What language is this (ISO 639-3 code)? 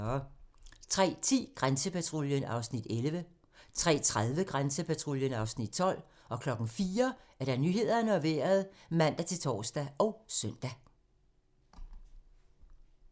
dan